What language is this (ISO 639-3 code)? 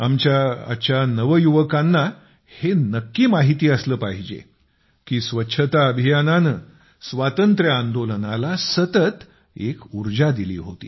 mar